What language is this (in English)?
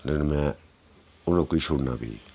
Dogri